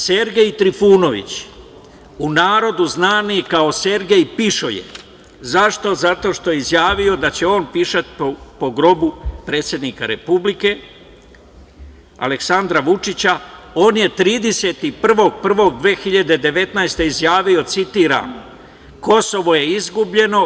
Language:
Serbian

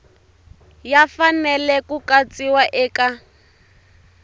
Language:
Tsonga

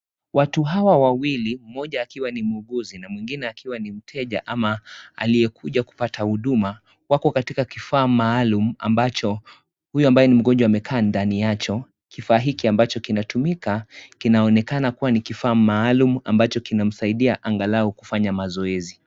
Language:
Swahili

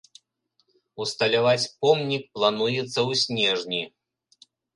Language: Belarusian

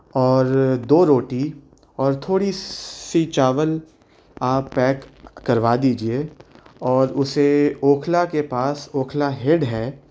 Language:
Urdu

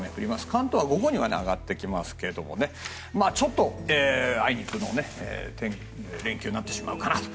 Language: Japanese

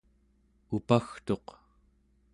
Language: Central Yupik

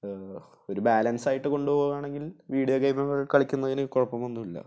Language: Malayalam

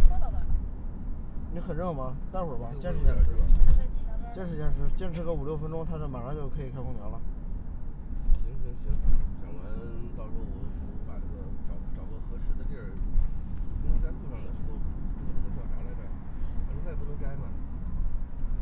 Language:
Chinese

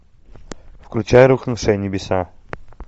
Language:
Russian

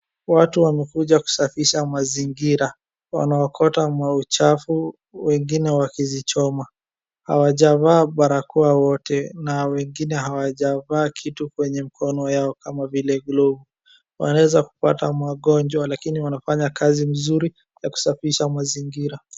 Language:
Swahili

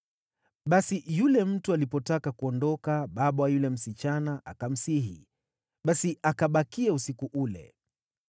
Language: Swahili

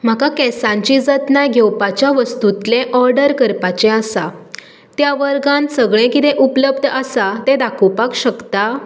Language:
Konkani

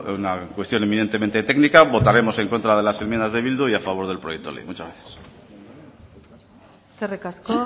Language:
Spanish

